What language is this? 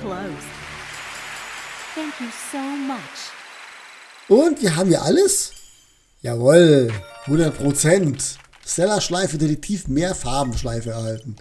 German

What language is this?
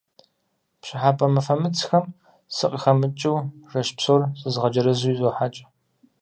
Kabardian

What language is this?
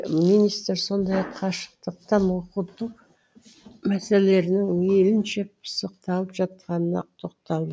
Kazakh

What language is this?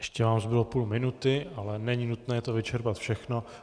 Czech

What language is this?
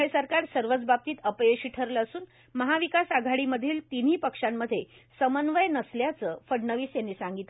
Marathi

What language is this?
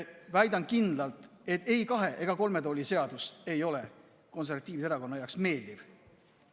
Estonian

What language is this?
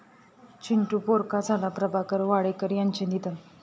Marathi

